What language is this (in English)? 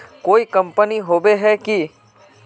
Magahi